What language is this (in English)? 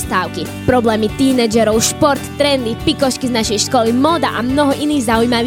Slovak